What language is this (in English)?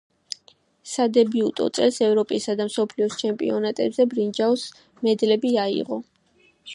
Georgian